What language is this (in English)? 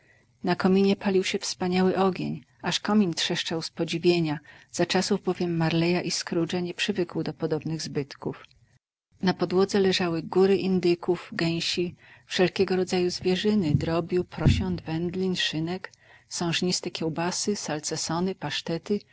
Polish